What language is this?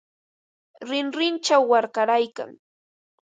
Ambo-Pasco Quechua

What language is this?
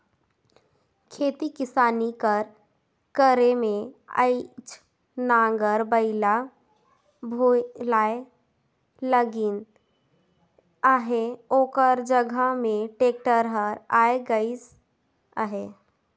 Chhattisgarhi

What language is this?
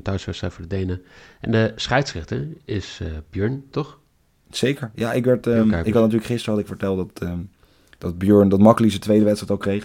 Dutch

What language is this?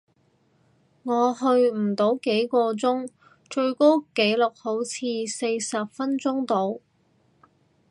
Cantonese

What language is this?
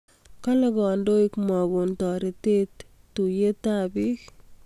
Kalenjin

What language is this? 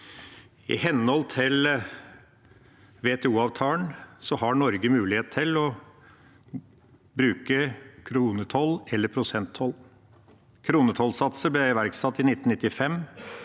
Norwegian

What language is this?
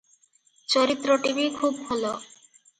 Odia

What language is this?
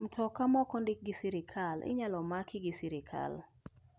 Luo (Kenya and Tanzania)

